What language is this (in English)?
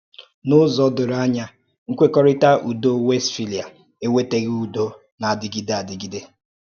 Igbo